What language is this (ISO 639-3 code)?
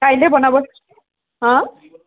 asm